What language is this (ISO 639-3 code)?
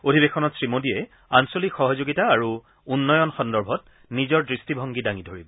asm